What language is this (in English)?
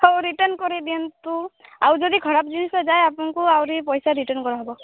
Odia